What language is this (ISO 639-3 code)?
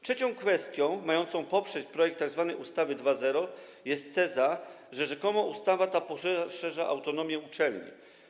pol